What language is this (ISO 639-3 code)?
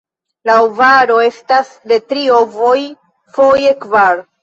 epo